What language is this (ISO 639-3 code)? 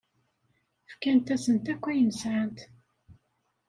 kab